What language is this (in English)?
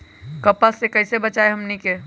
Magahi